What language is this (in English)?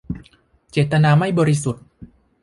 Thai